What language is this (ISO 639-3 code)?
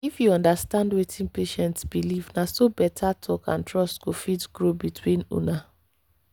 pcm